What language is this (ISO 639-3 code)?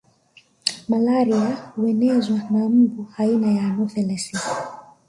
swa